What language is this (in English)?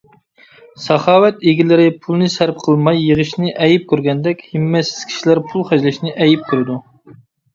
Uyghur